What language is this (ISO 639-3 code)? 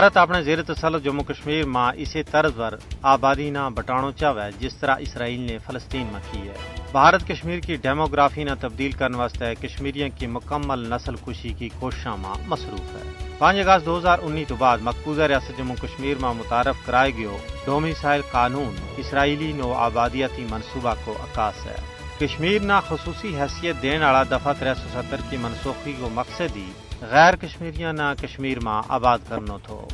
urd